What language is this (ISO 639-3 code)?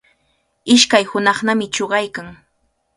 qvl